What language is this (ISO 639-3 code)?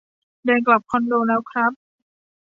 tha